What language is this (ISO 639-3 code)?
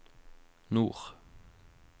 nor